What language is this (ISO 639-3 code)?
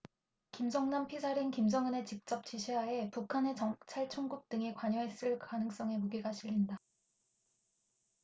kor